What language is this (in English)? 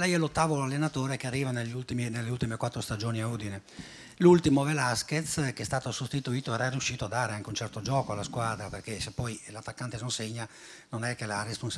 Italian